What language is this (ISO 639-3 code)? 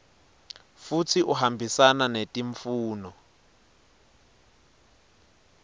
ssw